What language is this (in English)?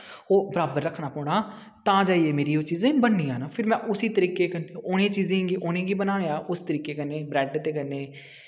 Dogri